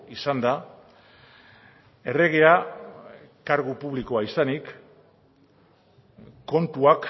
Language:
Basque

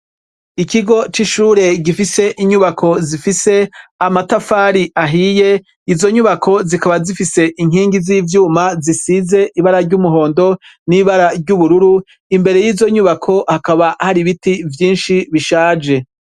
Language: Rundi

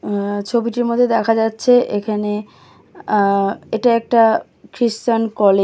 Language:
Bangla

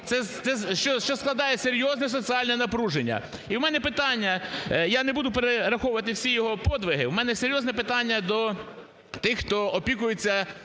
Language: Ukrainian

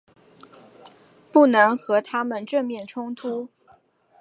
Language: Chinese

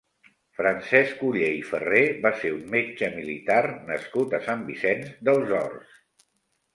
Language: Catalan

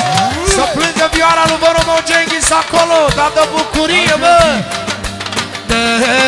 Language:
Romanian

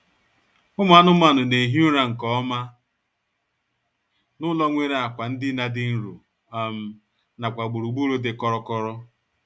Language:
Igbo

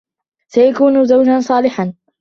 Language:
Arabic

